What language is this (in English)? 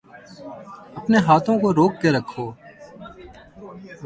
Urdu